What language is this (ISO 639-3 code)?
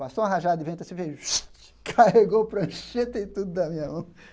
por